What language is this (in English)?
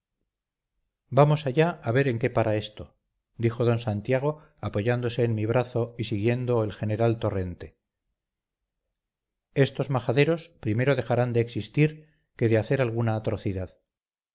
Spanish